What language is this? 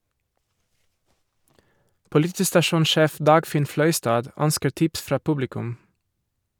Norwegian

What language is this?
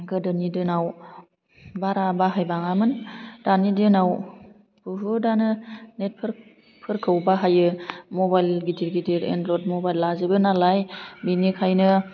Bodo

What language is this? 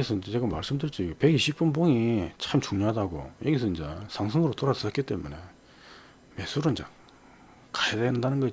Korean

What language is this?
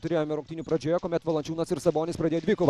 Lithuanian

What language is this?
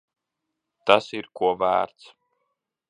Latvian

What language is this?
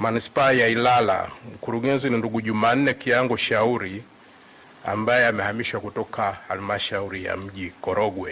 Swahili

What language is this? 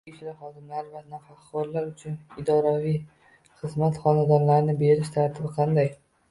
Uzbek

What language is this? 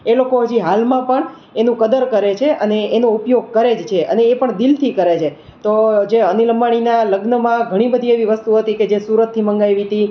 Gujarati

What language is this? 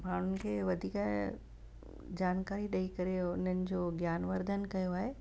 Sindhi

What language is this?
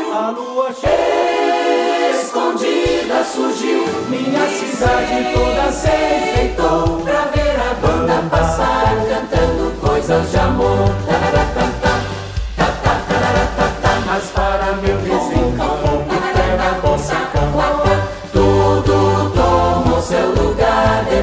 Portuguese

